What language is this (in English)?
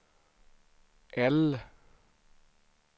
Swedish